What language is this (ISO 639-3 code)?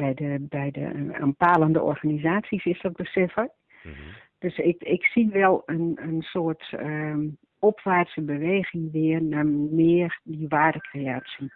nld